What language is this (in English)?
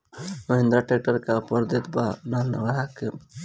Bhojpuri